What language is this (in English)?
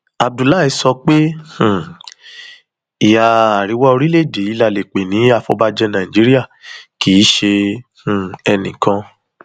Yoruba